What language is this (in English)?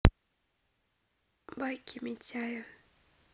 Russian